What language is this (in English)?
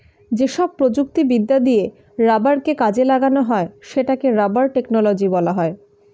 Bangla